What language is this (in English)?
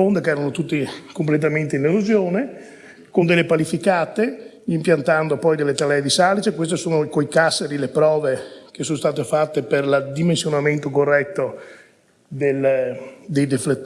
Italian